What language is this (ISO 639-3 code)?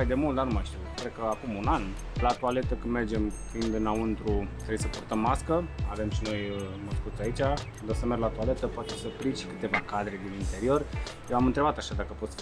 ron